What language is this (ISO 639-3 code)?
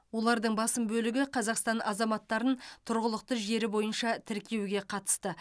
kaz